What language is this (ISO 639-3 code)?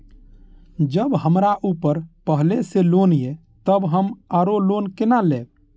mai